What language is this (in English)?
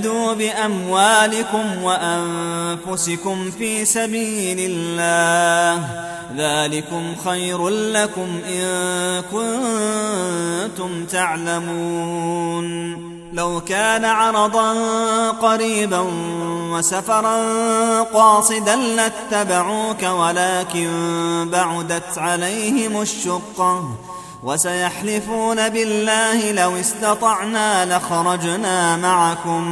Arabic